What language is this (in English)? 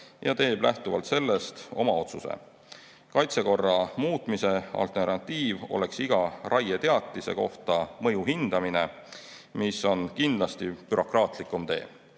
Estonian